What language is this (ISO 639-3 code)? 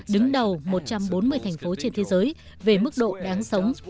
vie